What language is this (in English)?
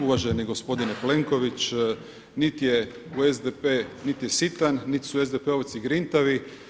Croatian